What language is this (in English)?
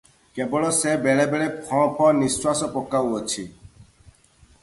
Odia